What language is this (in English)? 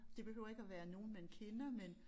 Danish